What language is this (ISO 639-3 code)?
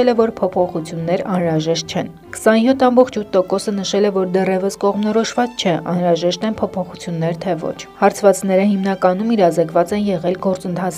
ron